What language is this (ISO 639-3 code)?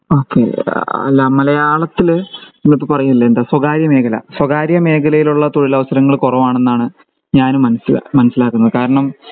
mal